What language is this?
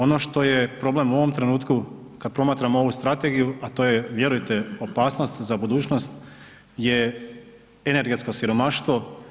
Croatian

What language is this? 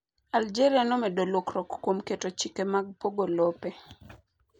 Luo (Kenya and Tanzania)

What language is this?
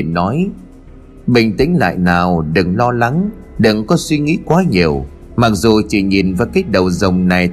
Vietnamese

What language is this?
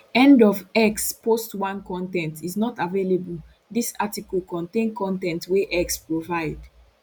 Nigerian Pidgin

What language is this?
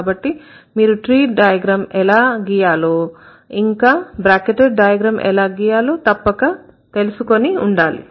Telugu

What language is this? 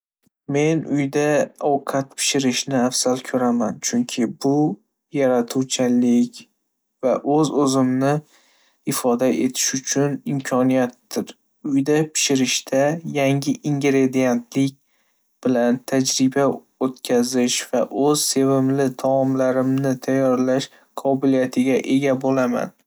Uzbek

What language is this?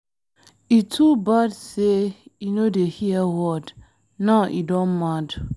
Nigerian Pidgin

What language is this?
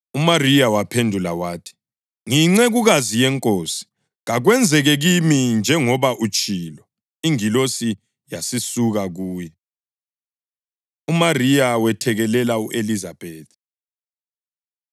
North Ndebele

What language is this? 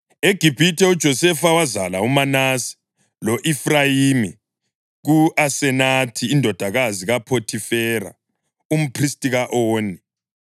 North Ndebele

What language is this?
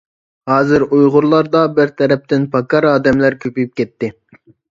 Uyghur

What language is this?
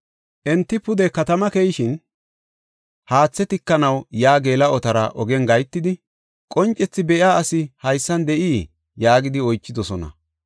Gofa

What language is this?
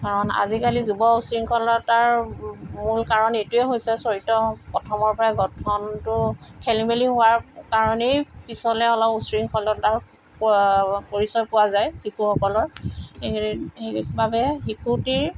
Assamese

